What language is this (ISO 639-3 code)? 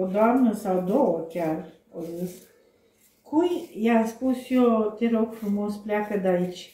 ron